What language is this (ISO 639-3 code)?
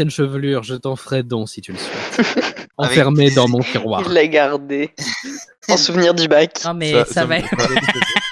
fra